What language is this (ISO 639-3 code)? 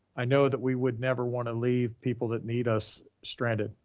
eng